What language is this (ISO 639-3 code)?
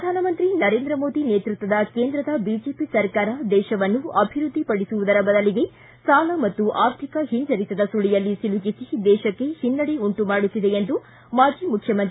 kan